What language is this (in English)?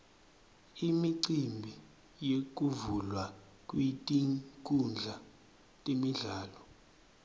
Swati